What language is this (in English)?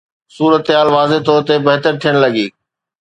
Sindhi